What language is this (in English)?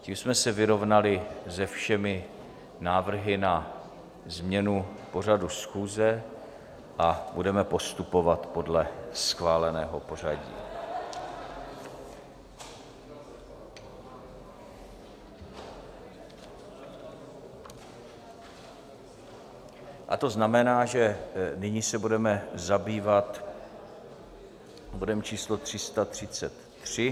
Czech